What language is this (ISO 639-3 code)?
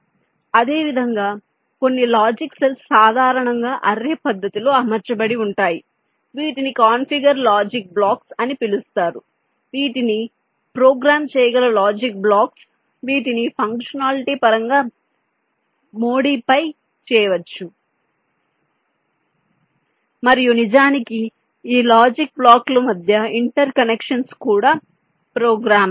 tel